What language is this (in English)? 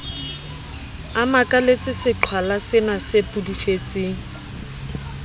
Southern Sotho